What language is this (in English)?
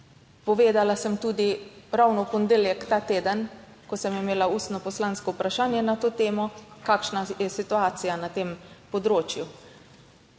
Slovenian